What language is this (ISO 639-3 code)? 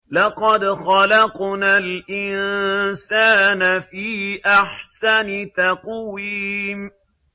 ara